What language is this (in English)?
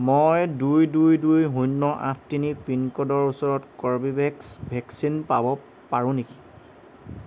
Assamese